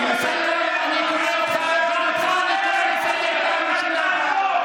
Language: Hebrew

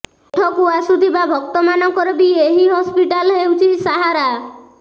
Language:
Odia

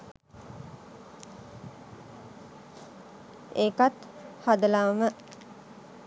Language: Sinhala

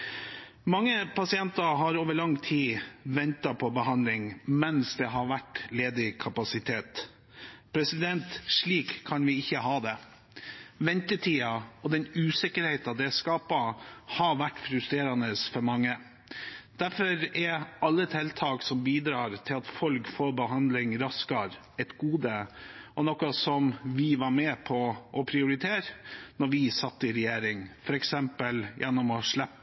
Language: Norwegian Bokmål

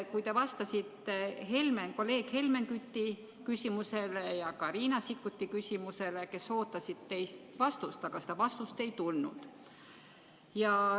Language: Estonian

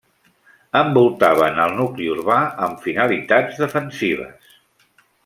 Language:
Catalan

